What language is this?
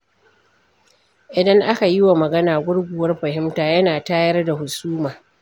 Hausa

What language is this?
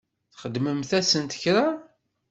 Kabyle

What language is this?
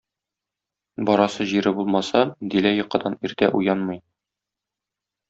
Tatar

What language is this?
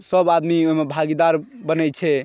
Maithili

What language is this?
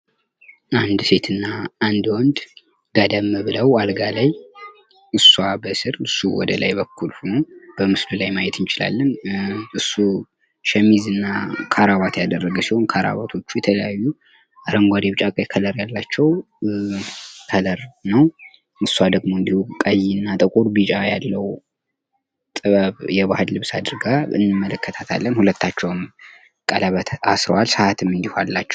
Amharic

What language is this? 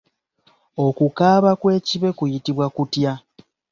Ganda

